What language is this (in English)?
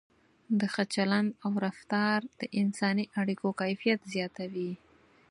Pashto